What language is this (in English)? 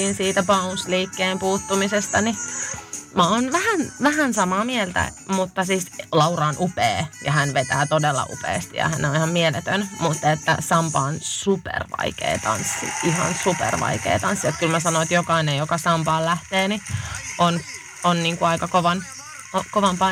Finnish